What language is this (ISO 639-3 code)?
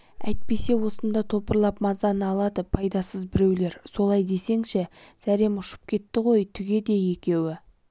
kaz